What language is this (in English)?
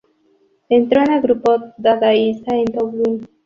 Spanish